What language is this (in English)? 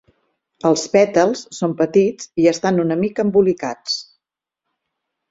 Catalan